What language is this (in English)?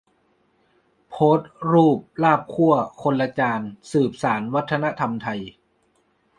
Thai